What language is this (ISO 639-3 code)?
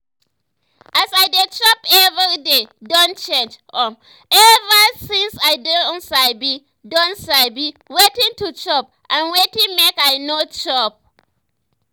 pcm